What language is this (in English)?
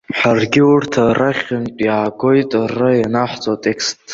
Abkhazian